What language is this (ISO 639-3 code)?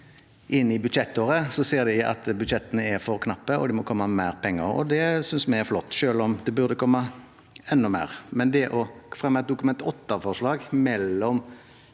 nor